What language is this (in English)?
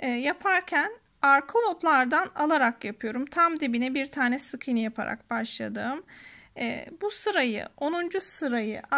Turkish